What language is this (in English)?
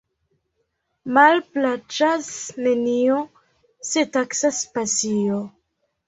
Esperanto